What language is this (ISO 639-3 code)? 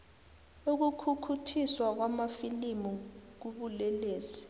nbl